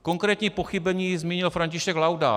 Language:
Czech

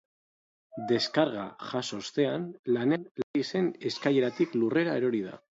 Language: Basque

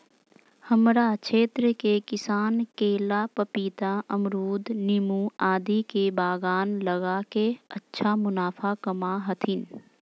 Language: Magahi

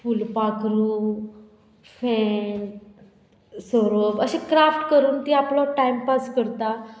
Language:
Konkani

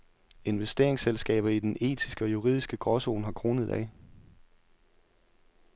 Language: Danish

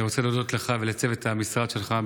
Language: Hebrew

